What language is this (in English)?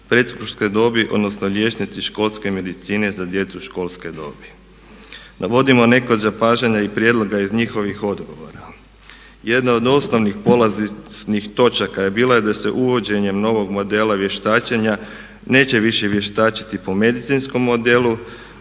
Croatian